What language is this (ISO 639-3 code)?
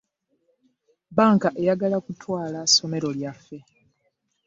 lug